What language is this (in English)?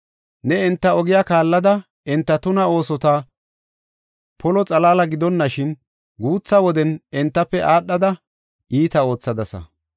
Gofa